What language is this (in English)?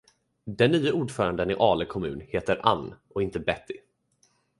Swedish